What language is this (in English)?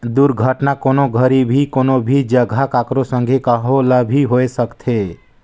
Chhattisgarhi